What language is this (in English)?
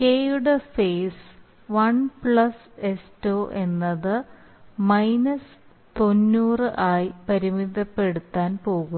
Malayalam